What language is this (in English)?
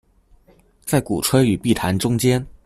Chinese